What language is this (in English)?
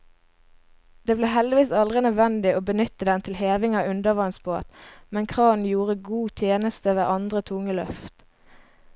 Norwegian